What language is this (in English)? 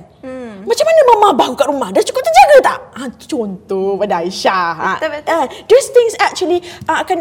Malay